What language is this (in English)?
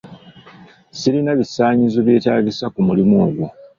Ganda